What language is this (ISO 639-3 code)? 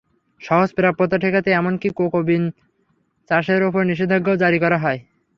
ben